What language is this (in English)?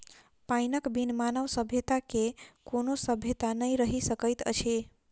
Maithili